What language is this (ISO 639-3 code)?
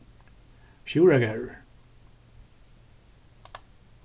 fao